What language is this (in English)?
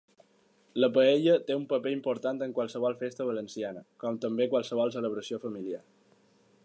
Catalan